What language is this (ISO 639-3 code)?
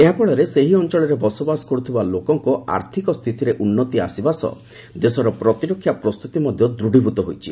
ori